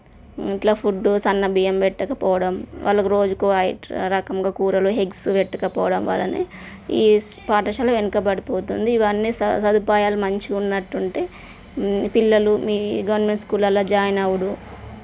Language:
Telugu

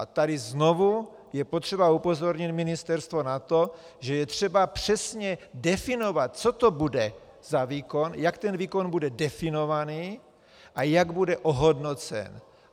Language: Czech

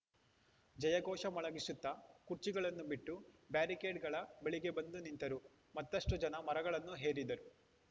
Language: Kannada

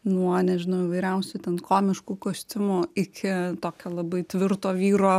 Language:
Lithuanian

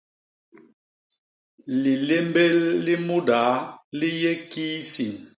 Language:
Basaa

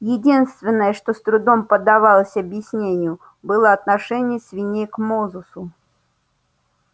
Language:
Russian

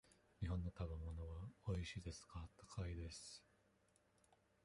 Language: Japanese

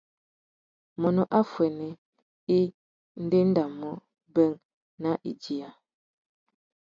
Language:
Tuki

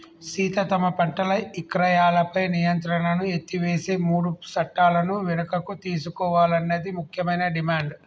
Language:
Telugu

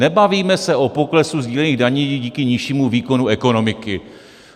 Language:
Czech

